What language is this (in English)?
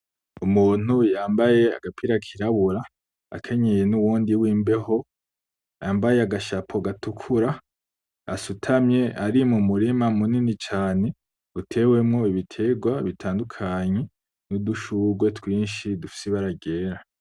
Rundi